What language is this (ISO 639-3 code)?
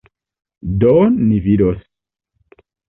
epo